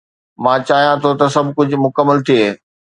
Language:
Sindhi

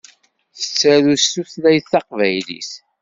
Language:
Kabyle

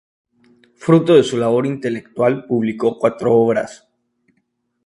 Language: Spanish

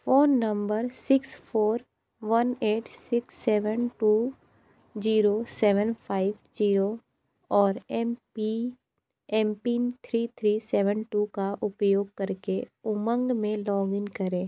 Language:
Hindi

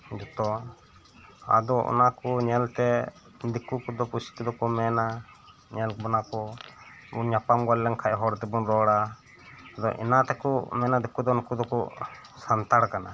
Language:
Santali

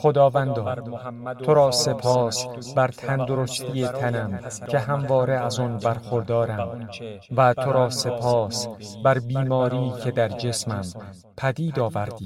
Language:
Persian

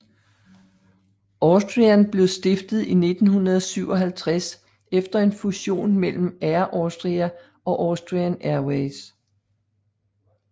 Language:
Danish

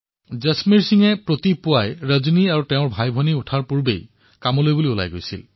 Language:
Assamese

